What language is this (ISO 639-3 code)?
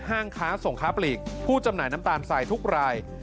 tha